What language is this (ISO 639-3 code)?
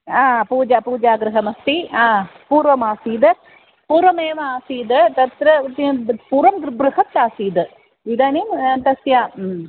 san